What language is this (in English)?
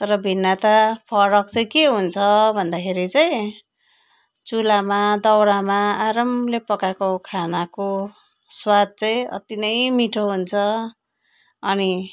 Nepali